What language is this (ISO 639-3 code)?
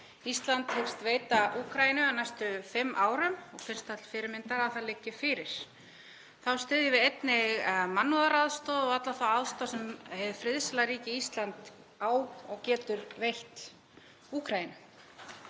isl